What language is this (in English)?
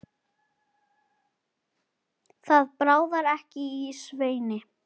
Icelandic